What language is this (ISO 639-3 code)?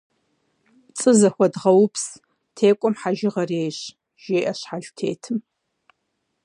kbd